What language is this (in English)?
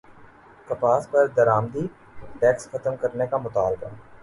Urdu